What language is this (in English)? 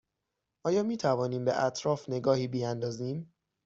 Persian